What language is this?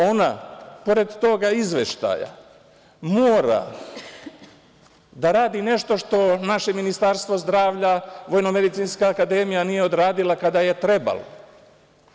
Serbian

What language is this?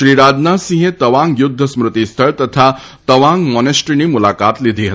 Gujarati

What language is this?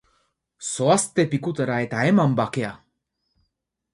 Basque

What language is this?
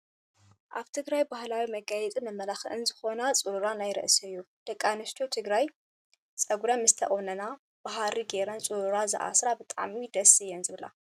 Tigrinya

